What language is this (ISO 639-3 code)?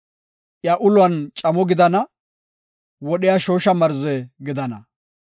gof